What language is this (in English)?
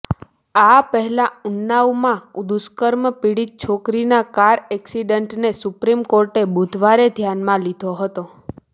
Gujarati